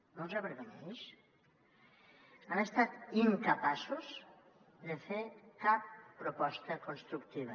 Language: Catalan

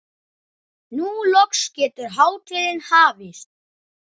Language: Icelandic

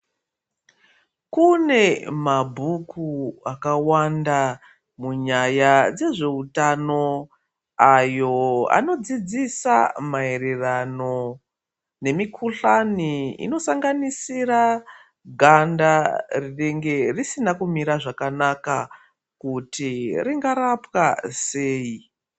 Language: Ndau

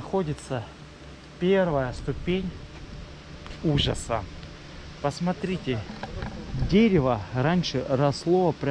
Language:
Russian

